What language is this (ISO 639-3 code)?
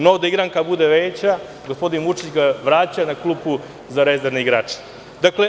srp